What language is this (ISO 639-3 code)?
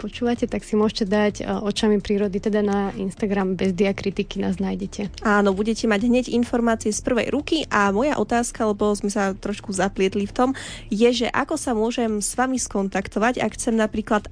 slk